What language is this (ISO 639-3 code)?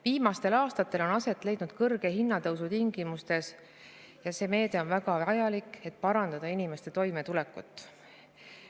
est